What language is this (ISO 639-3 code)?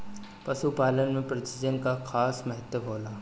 bho